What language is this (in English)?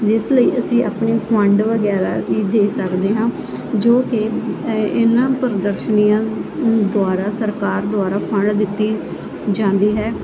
Punjabi